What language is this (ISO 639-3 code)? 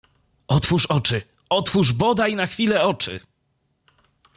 pol